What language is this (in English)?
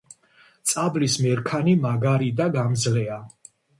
Georgian